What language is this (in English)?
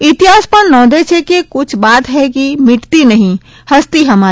Gujarati